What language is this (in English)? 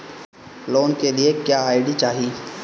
Bhojpuri